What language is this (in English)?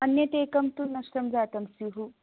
Sanskrit